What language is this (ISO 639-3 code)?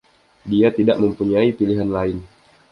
ind